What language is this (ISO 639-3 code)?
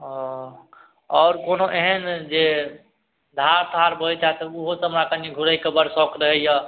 mai